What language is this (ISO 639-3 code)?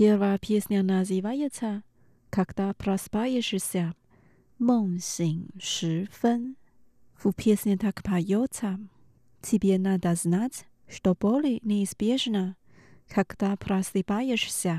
rus